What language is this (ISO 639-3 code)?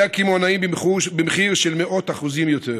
heb